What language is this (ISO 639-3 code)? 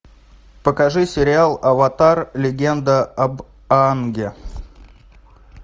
rus